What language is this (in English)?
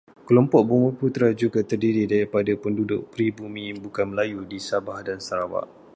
Malay